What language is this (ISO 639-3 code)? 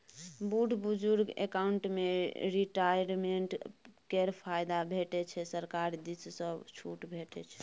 mai